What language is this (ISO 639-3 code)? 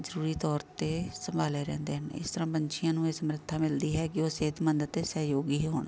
pan